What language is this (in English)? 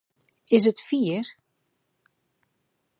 Western Frisian